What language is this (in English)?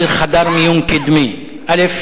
Hebrew